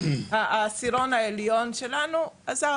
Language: Hebrew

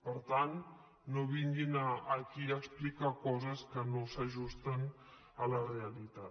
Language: Catalan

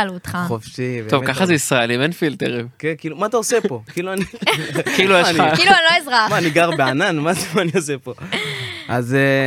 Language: Hebrew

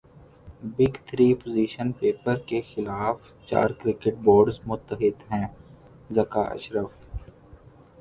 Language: Urdu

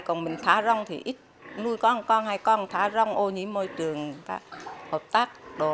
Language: Vietnamese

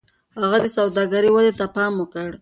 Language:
Pashto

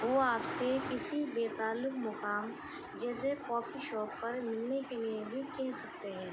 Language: Urdu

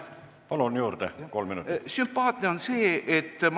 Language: Estonian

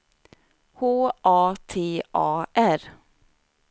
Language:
Swedish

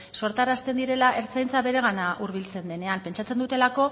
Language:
Basque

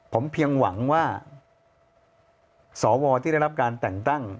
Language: Thai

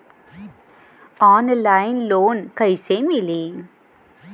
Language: Bhojpuri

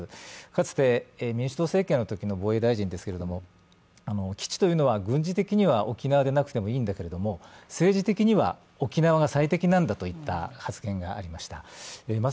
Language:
Japanese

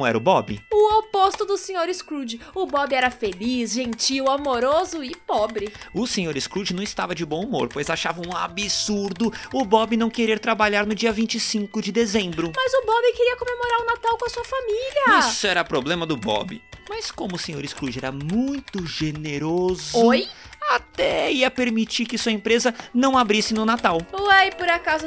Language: Portuguese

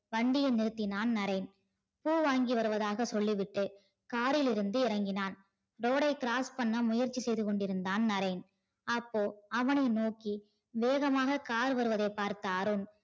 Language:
Tamil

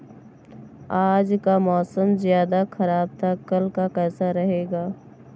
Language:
Hindi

